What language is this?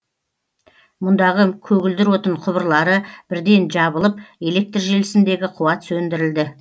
Kazakh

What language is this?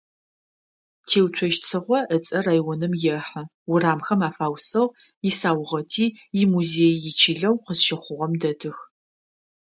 Adyghe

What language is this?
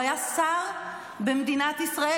Hebrew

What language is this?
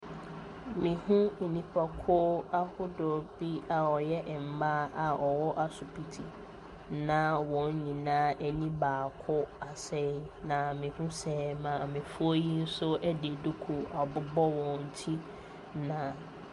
Akan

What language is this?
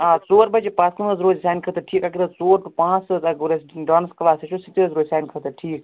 Kashmiri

